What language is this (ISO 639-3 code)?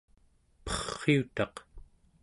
esu